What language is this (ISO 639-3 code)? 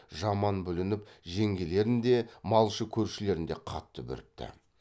kaz